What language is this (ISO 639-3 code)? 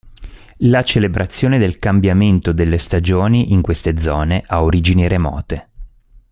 ita